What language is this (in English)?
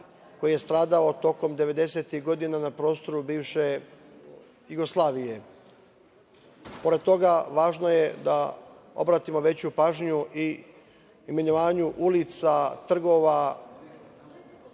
Serbian